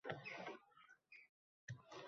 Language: Uzbek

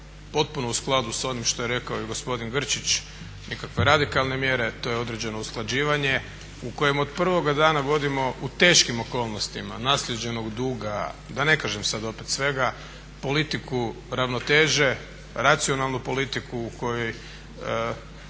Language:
Croatian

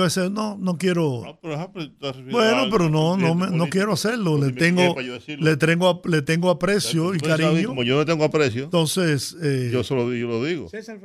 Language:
Spanish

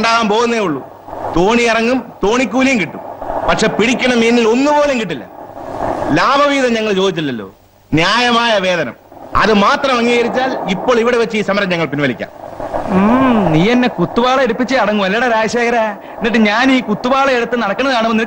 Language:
Malayalam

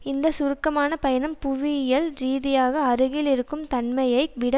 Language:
Tamil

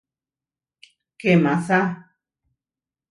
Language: Huarijio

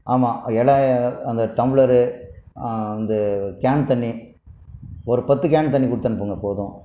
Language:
Tamil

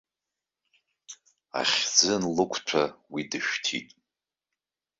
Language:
Abkhazian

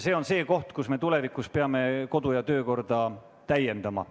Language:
Estonian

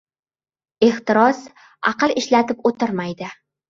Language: Uzbek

